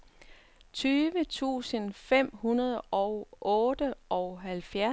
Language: Danish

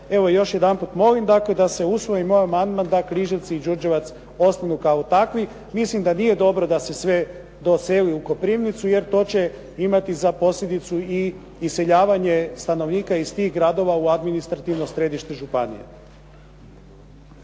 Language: Croatian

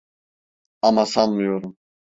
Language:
Turkish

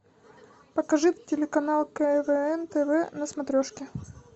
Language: Russian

